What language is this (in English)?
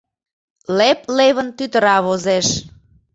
Mari